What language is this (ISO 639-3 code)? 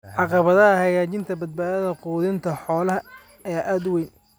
som